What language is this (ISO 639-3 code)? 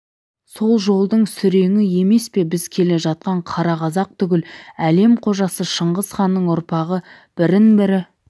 kaz